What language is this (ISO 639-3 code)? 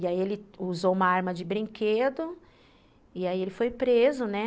por